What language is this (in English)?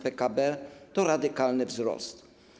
Polish